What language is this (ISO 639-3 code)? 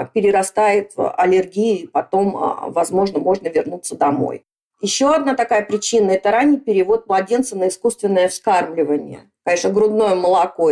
rus